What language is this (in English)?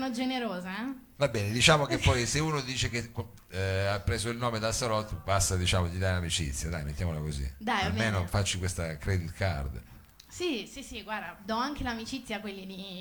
Italian